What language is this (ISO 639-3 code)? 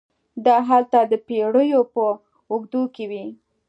pus